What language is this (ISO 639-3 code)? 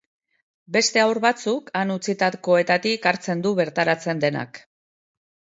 eus